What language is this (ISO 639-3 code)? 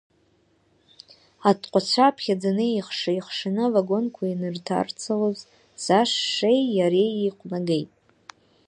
abk